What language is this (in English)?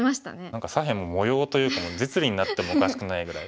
Japanese